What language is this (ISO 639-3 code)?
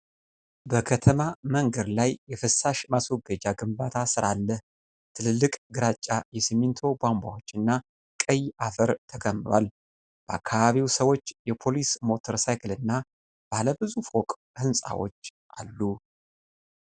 amh